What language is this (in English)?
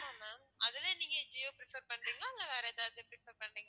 Tamil